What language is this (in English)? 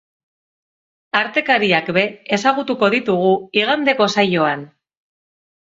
Basque